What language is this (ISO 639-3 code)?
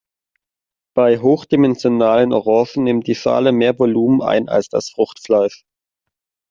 deu